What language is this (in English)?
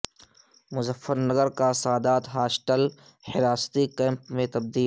Urdu